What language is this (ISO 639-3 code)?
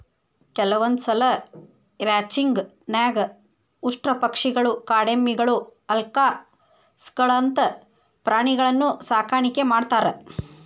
kan